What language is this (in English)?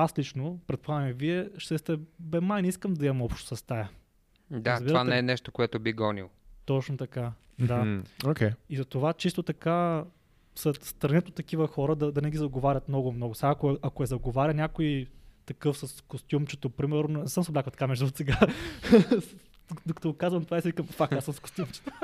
Bulgarian